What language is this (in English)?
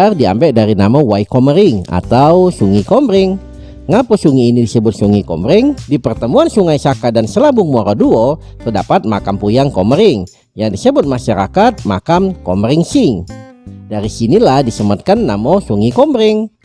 Indonesian